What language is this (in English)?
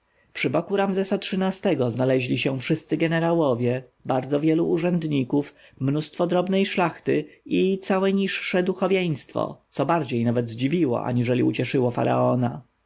Polish